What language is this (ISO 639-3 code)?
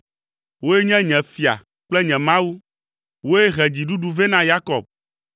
ewe